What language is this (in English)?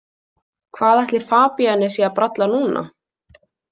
Icelandic